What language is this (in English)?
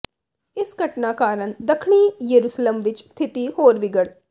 Punjabi